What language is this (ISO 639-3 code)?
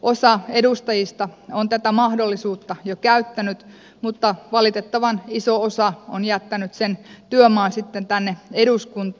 fin